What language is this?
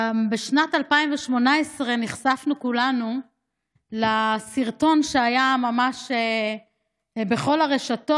Hebrew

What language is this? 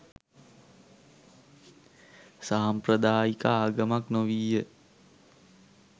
Sinhala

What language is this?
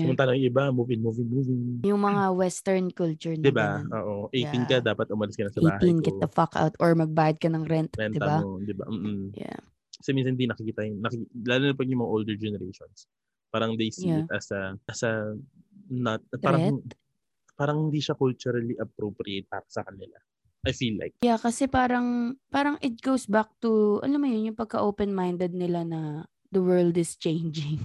Filipino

